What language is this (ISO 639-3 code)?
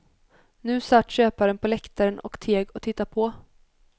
swe